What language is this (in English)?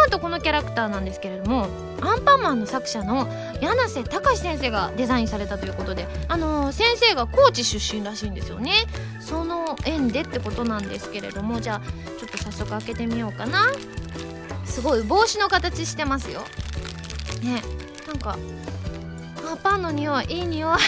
Japanese